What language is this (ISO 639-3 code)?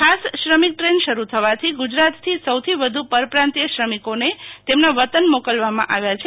guj